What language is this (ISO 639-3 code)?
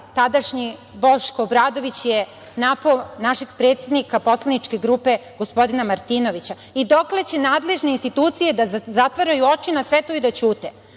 srp